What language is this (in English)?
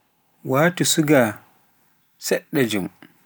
Pular